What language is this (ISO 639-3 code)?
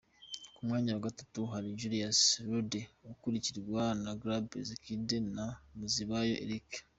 kin